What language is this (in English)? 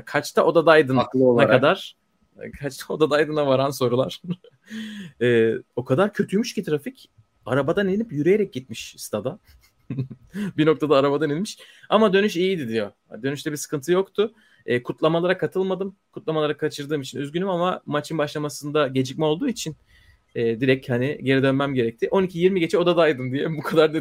Turkish